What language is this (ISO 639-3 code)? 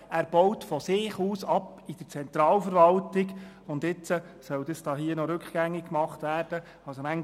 gsw